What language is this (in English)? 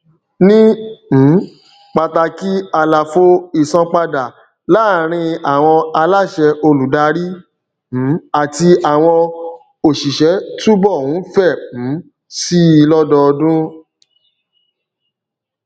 Yoruba